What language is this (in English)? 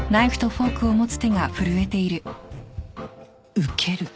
Japanese